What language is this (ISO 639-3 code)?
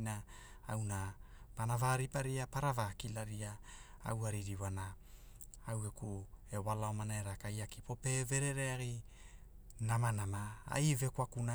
hul